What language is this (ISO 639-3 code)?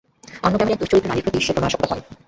ben